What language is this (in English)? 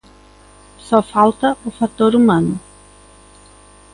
Galician